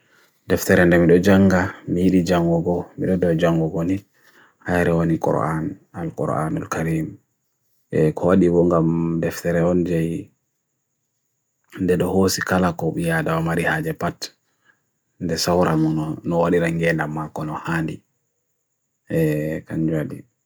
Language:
Bagirmi Fulfulde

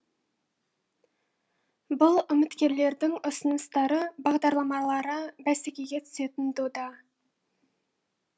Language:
Kazakh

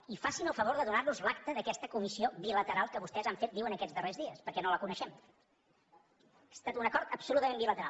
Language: Catalan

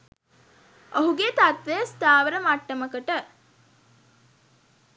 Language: Sinhala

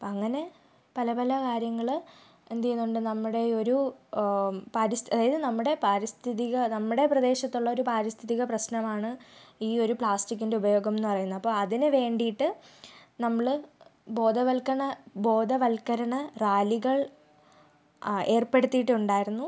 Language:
Malayalam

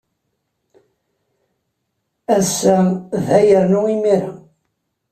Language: Kabyle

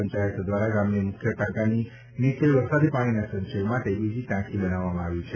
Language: Gujarati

